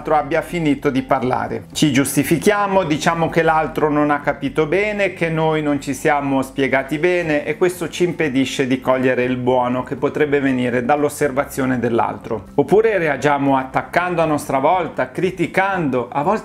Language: Italian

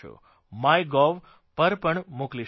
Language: Gujarati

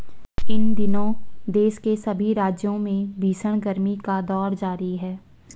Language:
Hindi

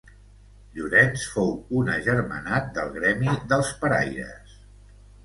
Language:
Catalan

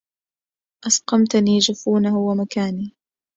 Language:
Arabic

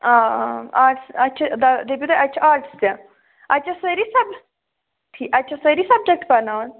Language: Kashmiri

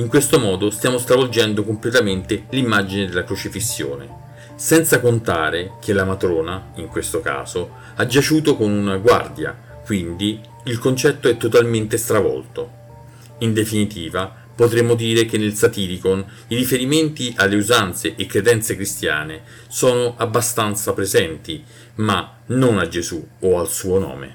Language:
Italian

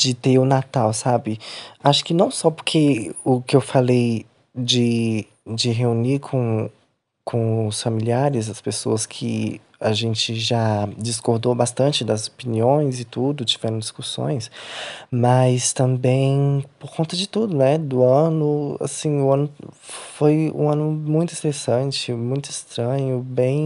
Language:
Portuguese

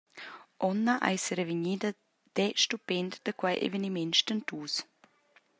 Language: Romansh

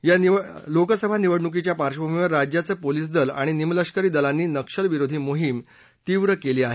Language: Marathi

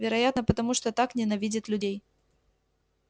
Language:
Russian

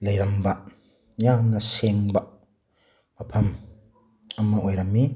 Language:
Manipuri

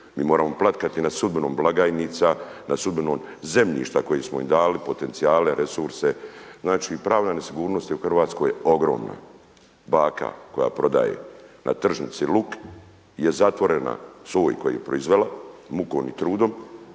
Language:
Croatian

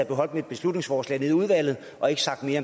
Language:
Danish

